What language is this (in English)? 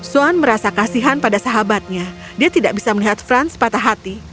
Indonesian